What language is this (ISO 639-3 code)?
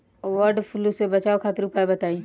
bho